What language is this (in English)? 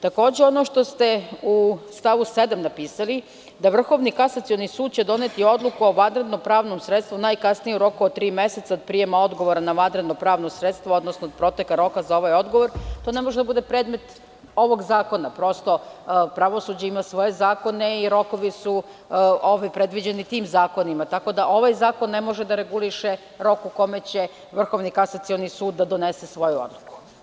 Serbian